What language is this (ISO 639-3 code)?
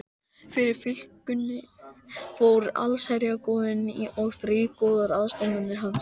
isl